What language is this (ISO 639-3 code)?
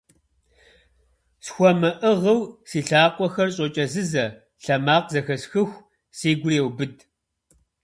kbd